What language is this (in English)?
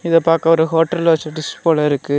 Tamil